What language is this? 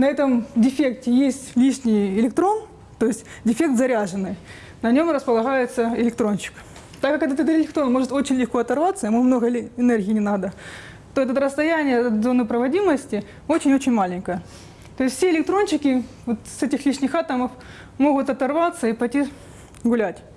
Russian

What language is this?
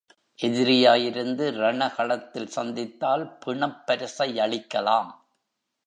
Tamil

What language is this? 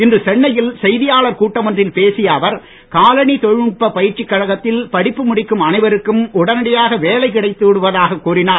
Tamil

